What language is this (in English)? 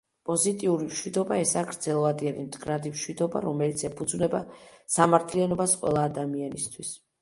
Georgian